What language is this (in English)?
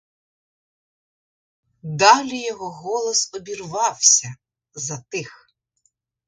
Ukrainian